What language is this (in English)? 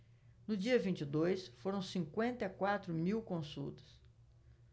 Portuguese